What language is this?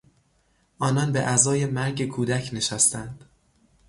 Persian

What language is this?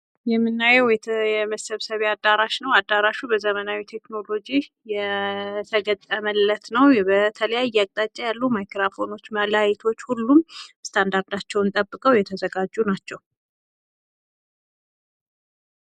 Amharic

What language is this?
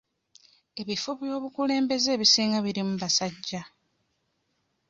Ganda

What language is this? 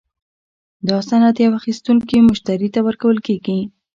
Pashto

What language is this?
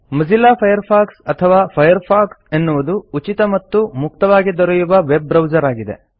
Kannada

